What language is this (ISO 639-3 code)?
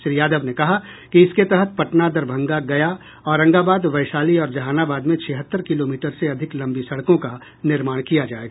hin